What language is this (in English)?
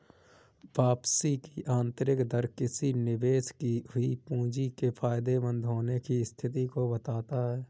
Hindi